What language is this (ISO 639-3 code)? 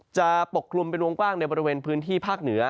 tha